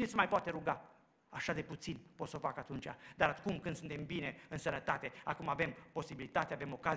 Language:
Romanian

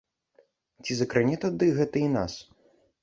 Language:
Belarusian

